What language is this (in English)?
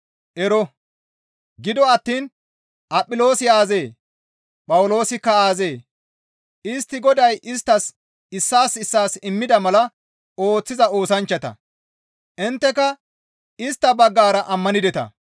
Gamo